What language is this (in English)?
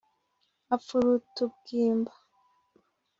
Kinyarwanda